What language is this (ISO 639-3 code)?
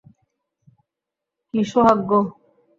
ben